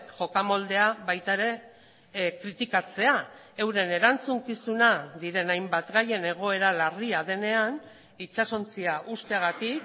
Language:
Basque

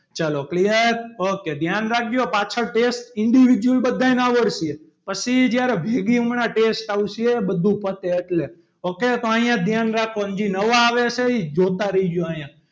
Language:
Gujarati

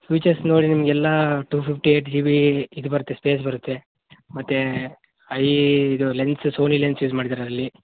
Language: Kannada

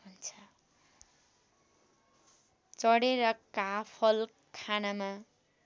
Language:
Nepali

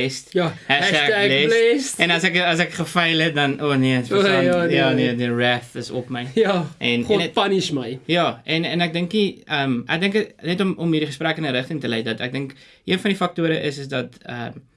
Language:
Dutch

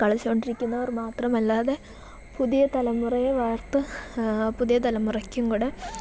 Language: Malayalam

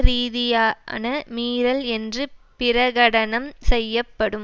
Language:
Tamil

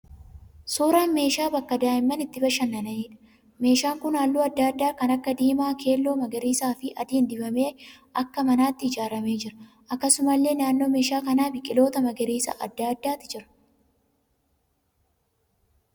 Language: Oromo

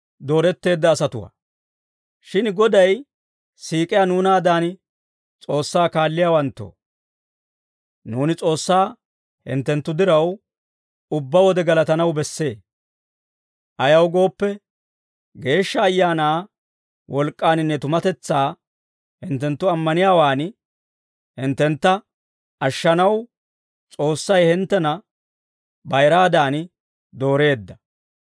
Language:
Dawro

